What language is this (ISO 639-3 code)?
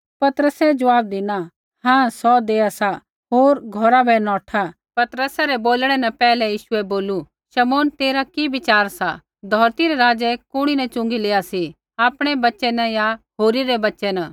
kfx